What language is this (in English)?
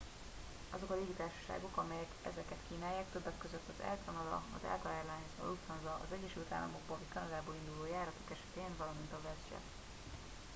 Hungarian